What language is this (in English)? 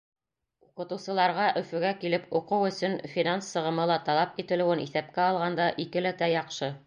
Bashkir